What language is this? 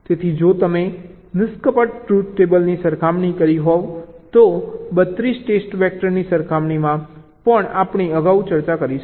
Gujarati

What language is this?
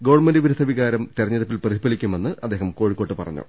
Malayalam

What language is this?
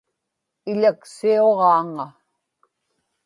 Inupiaq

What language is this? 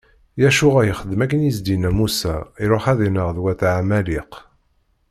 Kabyle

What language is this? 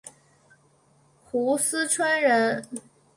Chinese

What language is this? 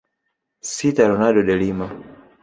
Swahili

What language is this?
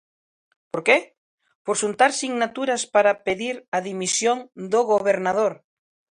Galician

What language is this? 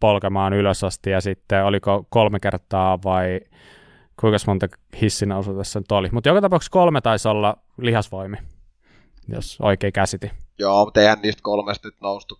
Finnish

